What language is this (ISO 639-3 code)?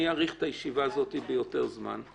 heb